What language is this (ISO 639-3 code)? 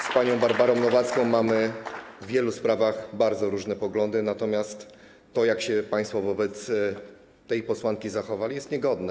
pol